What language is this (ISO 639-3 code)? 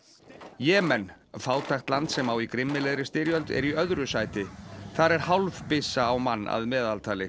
isl